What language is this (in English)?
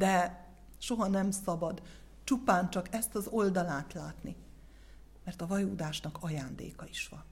Hungarian